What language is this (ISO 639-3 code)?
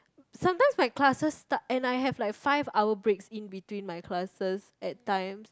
eng